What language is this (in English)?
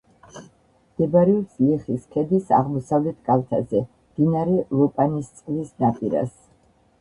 Georgian